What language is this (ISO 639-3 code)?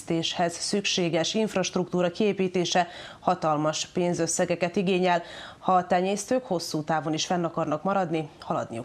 hun